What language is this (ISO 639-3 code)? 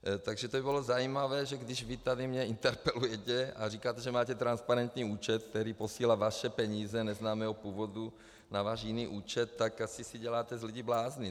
ces